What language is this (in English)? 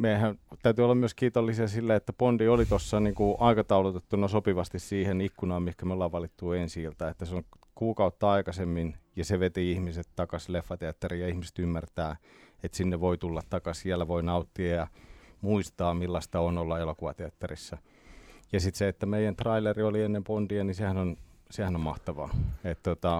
Finnish